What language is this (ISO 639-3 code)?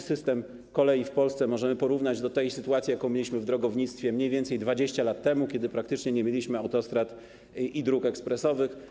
pol